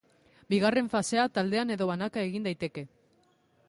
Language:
Basque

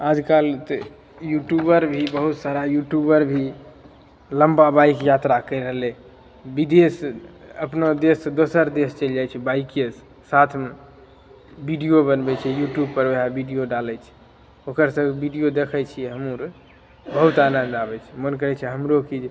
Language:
Maithili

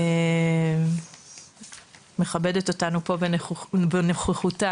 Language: Hebrew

